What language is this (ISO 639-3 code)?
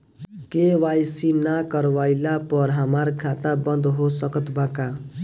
bho